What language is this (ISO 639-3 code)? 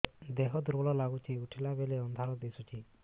ori